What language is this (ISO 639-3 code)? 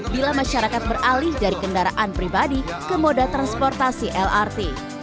ind